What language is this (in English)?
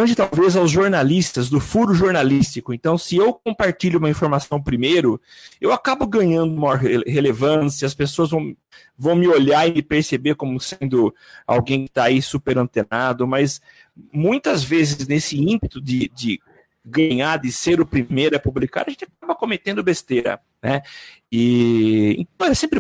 Portuguese